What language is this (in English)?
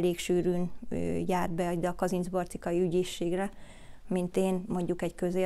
Hungarian